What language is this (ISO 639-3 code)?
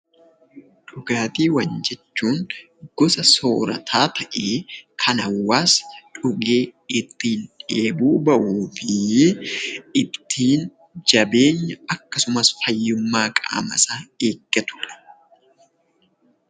orm